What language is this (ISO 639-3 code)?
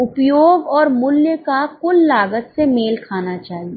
hin